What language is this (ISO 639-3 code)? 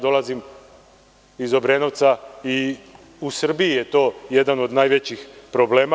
srp